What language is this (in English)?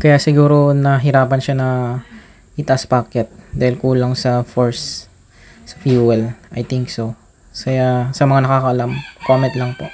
Filipino